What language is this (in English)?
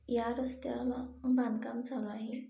Marathi